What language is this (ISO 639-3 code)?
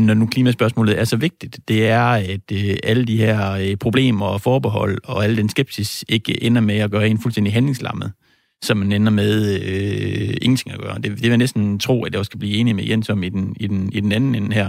dan